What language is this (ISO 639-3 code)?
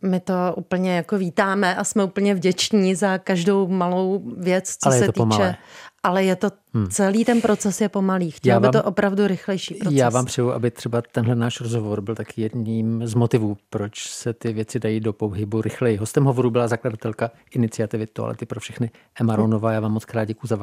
ces